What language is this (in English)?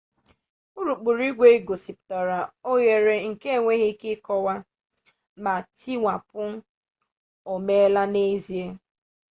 Igbo